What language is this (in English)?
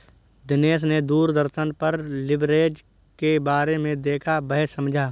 Hindi